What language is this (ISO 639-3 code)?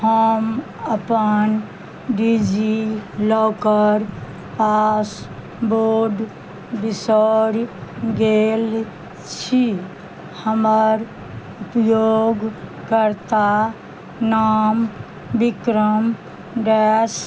mai